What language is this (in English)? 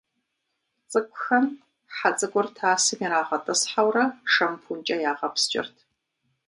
Kabardian